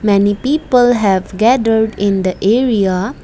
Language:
English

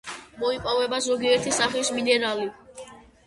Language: Georgian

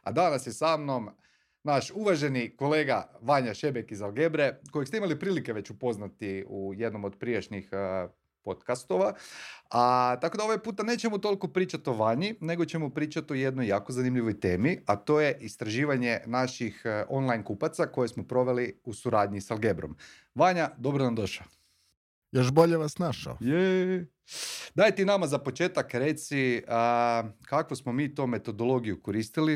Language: Croatian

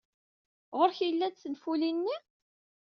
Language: Kabyle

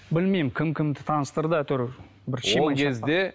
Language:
Kazakh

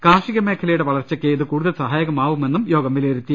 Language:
Malayalam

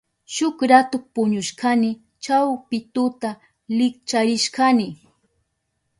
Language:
Southern Pastaza Quechua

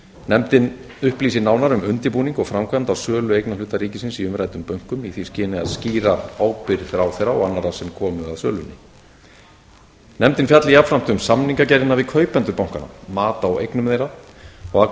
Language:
Icelandic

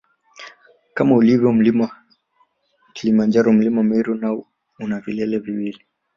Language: Swahili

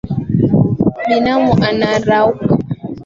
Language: Swahili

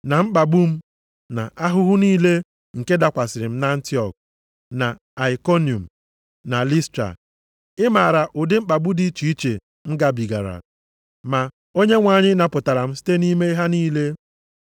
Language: Igbo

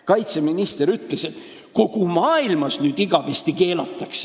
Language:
Estonian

